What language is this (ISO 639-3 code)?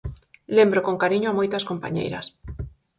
glg